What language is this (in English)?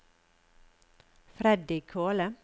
Norwegian